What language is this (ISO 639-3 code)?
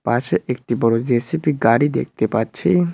ben